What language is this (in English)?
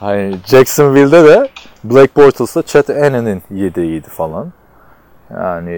Turkish